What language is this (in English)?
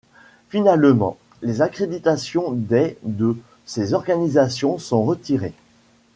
French